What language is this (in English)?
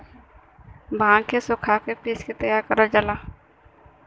Bhojpuri